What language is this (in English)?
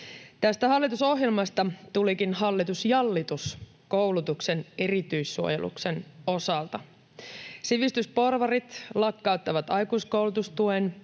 Finnish